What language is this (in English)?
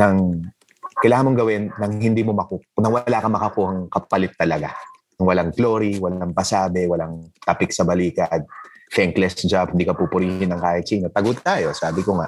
Filipino